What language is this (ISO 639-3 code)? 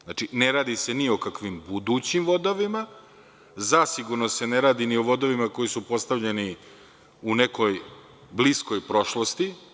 srp